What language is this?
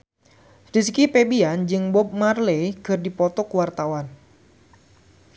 Sundanese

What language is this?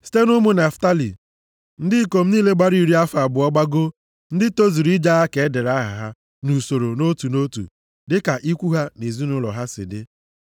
Igbo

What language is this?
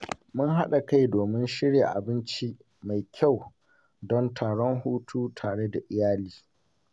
Hausa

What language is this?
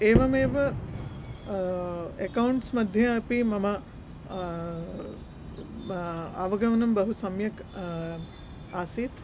Sanskrit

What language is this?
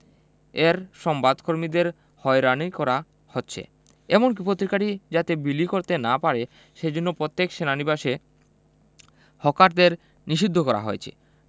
Bangla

